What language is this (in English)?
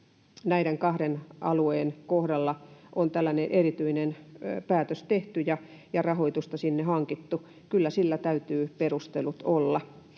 Finnish